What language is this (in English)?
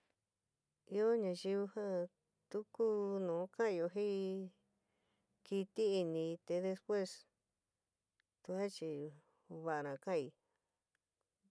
San Miguel El Grande Mixtec